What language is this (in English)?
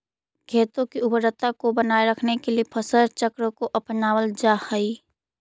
Magahi